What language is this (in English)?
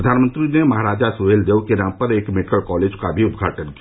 Hindi